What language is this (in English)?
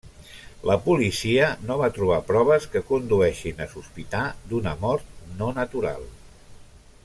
Catalan